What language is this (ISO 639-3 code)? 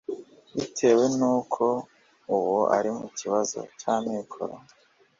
kin